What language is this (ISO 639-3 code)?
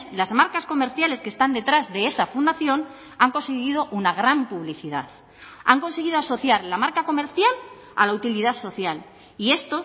spa